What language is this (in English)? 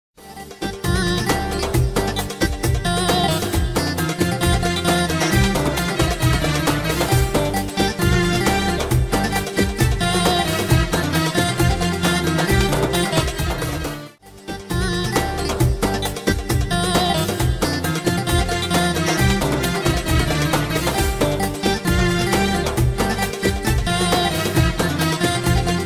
Romanian